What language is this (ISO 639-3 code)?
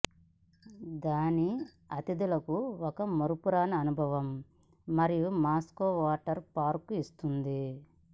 tel